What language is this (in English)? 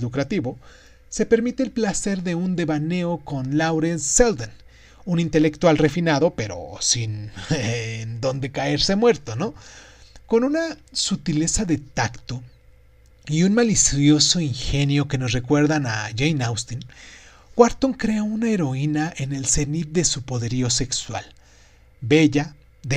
Spanish